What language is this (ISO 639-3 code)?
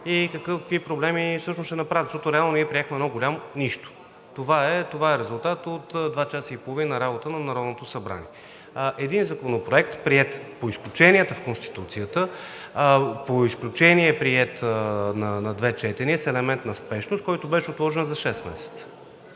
bul